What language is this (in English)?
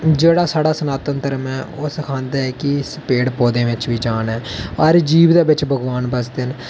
Dogri